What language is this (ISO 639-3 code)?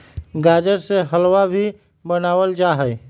mag